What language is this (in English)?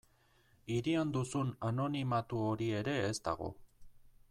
Basque